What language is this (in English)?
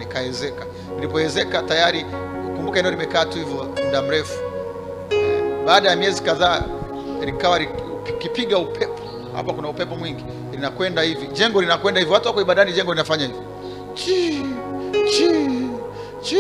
Swahili